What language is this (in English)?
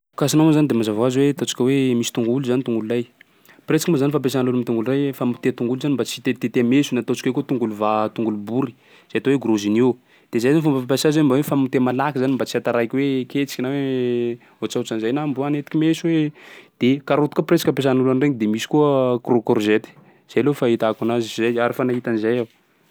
Sakalava Malagasy